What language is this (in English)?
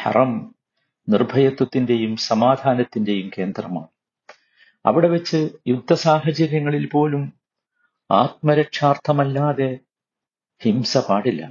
Malayalam